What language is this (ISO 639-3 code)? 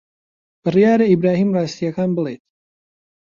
ckb